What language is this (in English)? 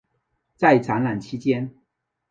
Chinese